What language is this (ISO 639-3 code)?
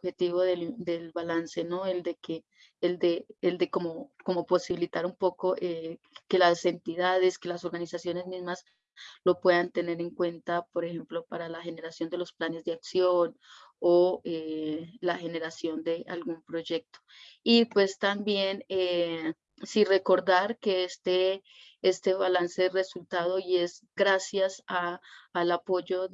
spa